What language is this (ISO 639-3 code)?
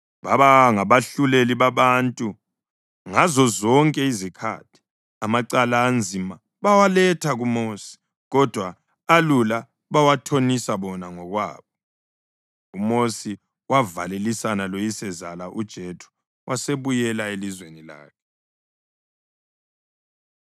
nde